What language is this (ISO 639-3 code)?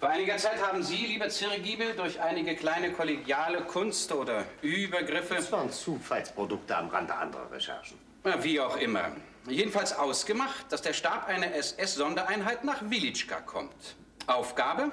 deu